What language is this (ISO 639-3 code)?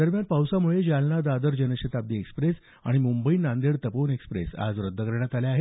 mar